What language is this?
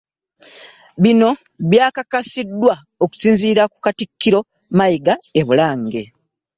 Ganda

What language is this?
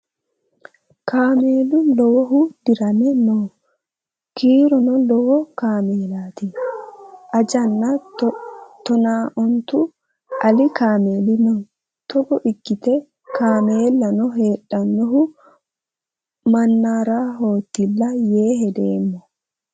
Sidamo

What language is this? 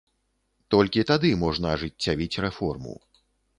Belarusian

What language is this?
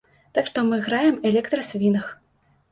Belarusian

